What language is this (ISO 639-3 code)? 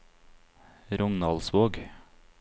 nor